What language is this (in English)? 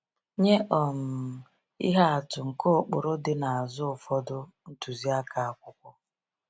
Igbo